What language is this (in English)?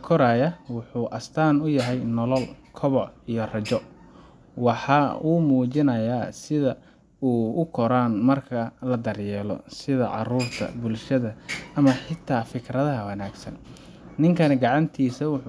Somali